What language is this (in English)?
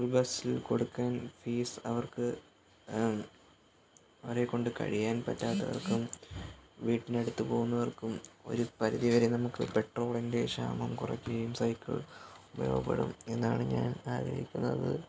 Malayalam